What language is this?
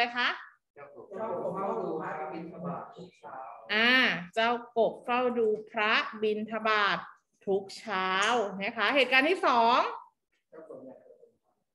Thai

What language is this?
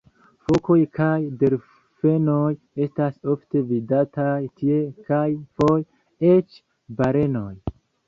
Esperanto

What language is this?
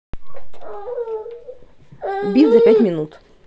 Russian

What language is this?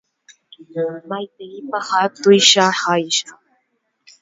Guarani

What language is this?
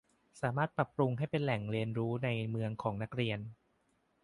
Thai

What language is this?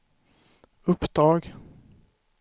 Swedish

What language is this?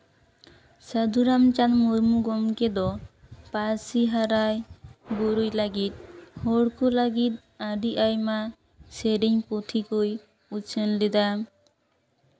Santali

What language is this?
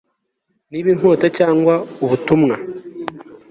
Kinyarwanda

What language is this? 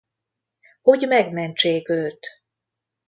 Hungarian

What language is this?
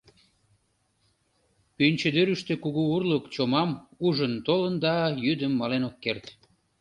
Mari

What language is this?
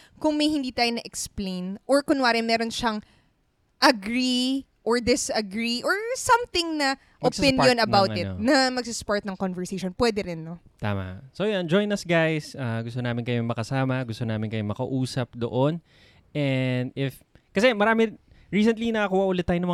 Filipino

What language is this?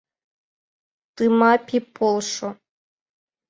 Mari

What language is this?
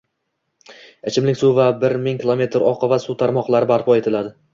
Uzbek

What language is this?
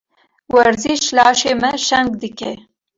Kurdish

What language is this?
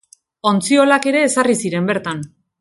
Basque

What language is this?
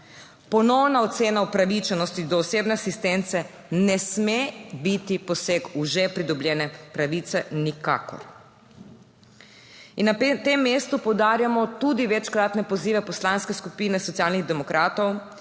Slovenian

